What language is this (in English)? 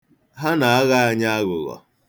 Igbo